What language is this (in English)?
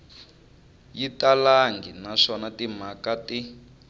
Tsonga